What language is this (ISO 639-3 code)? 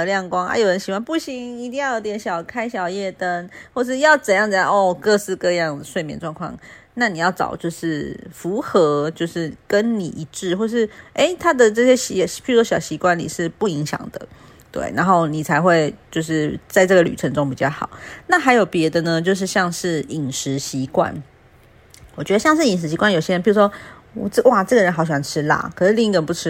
zho